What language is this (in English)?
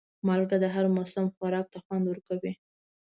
Pashto